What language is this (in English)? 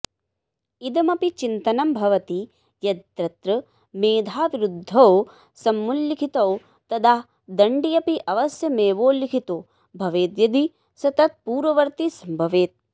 Sanskrit